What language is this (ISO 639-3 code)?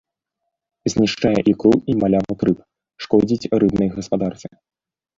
bel